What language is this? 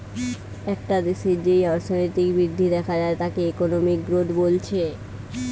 Bangla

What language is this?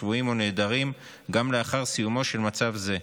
Hebrew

